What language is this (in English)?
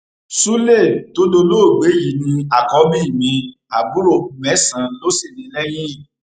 Yoruba